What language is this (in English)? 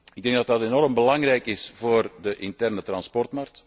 Dutch